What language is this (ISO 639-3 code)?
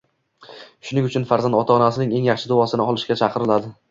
uzb